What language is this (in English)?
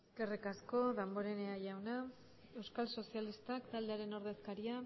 Basque